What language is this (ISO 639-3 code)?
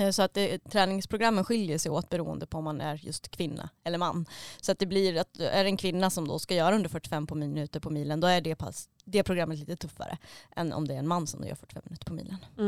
swe